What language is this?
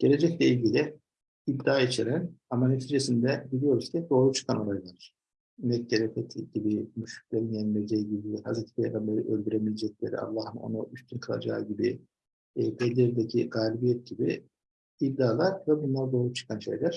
Turkish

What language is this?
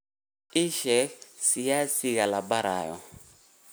Somali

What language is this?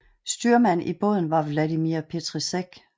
Danish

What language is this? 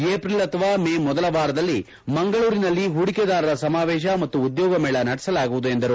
Kannada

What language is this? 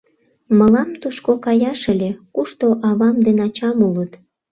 Mari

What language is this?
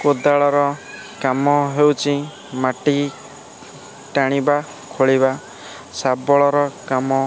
Odia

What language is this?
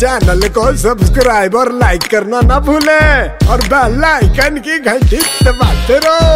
Hindi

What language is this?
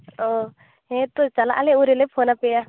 Santali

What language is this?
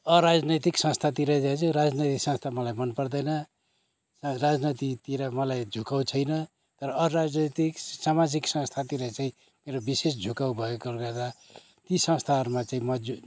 Nepali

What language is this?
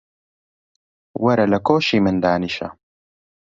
Central Kurdish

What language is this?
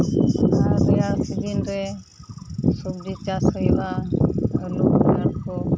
Santali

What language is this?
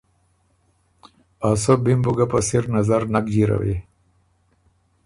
Ormuri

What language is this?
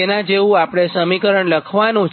Gujarati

